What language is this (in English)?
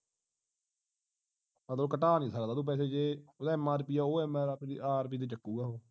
Punjabi